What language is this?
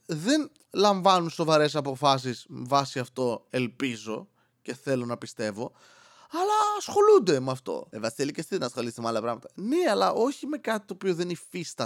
Greek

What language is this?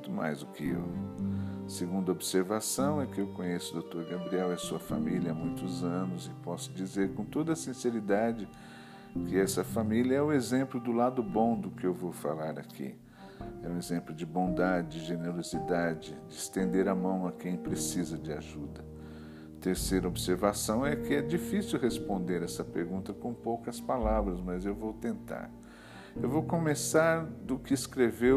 Portuguese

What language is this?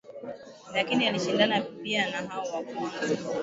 Swahili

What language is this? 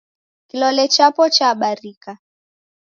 Taita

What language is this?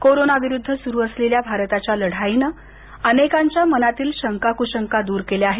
Marathi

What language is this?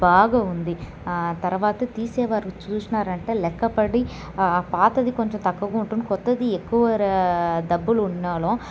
Telugu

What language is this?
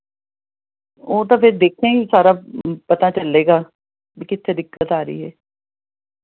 Punjabi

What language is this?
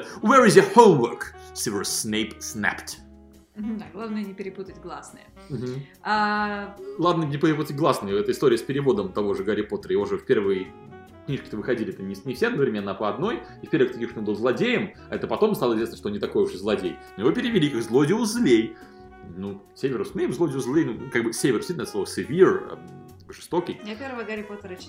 Russian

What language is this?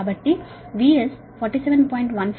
Telugu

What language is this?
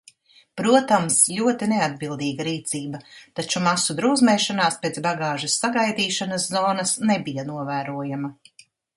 Latvian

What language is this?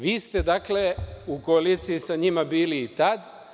Serbian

